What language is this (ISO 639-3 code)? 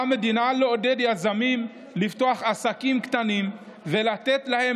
heb